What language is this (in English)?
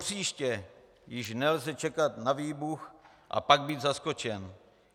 Czech